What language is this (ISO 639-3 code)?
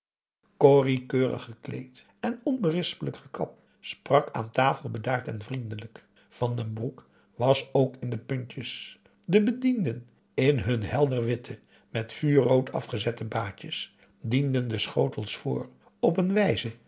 nld